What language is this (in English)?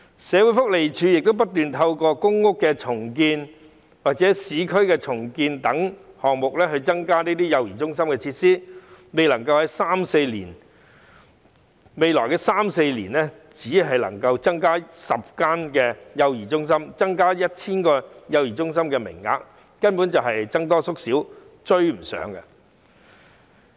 Cantonese